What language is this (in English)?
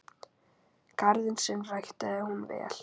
Icelandic